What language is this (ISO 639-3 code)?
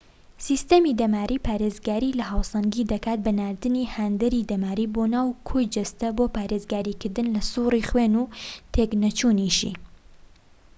ckb